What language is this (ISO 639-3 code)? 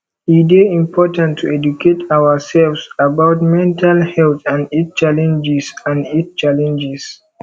pcm